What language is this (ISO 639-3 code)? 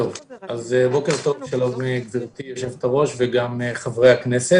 heb